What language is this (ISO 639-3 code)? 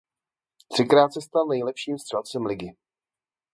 ces